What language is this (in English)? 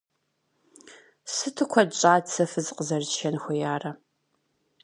Kabardian